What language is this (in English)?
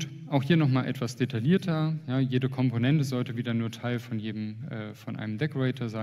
German